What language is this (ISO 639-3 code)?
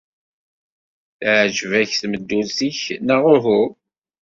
kab